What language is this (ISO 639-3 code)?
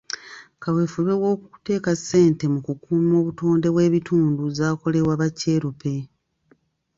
lug